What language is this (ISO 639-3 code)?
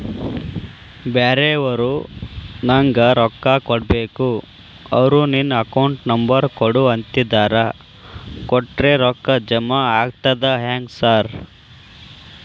kan